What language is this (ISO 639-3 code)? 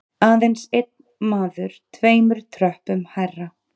isl